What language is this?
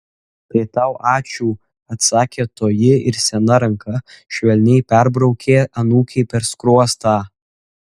Lithuanian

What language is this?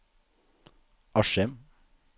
Norwegian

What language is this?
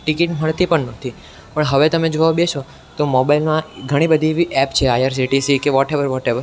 Gujarati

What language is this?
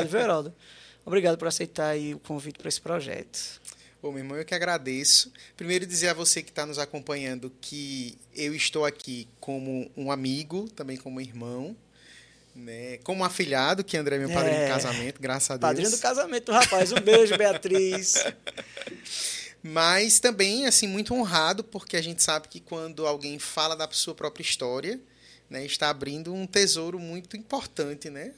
Portuguese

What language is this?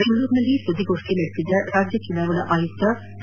Kannada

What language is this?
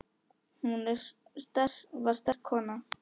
Icelandic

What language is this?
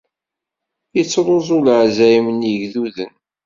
Kabyle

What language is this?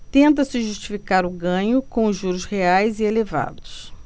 Portuguese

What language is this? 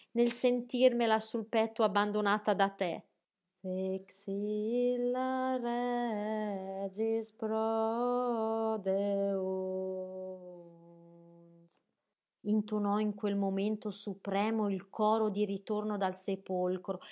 Italian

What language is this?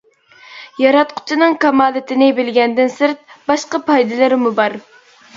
Uyghur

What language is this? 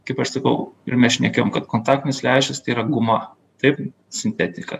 Lithuanian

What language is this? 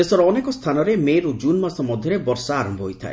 Odia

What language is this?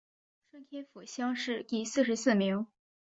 Chinese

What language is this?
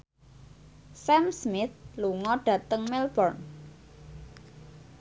Javanese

